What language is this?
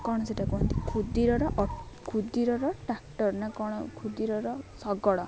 Odia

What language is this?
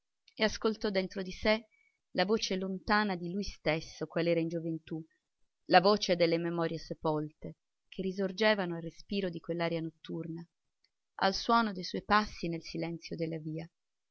Italian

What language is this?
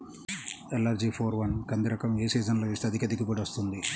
Telugu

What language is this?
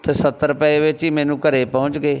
Punjabi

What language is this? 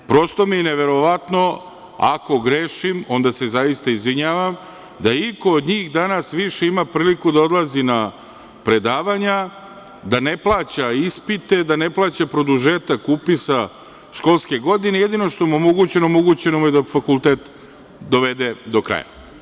Serbian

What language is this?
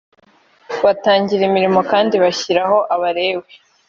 Kinyarwanda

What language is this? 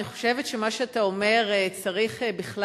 Hebrew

